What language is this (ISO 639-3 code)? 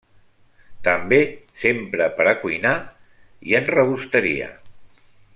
cat